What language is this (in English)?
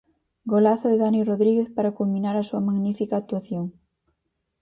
Galician